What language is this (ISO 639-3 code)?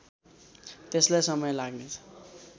nep